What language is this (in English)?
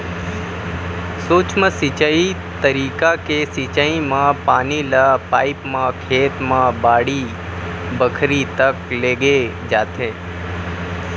Chhattisgarhi